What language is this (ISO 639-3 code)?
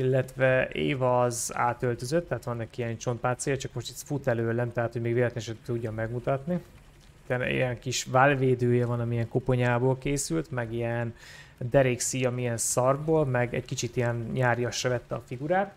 hun